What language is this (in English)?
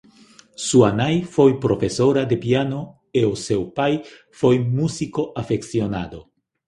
Galician